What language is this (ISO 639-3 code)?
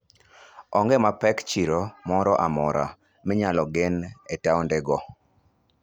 luo